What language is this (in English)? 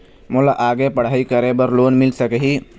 Chhattisgarhi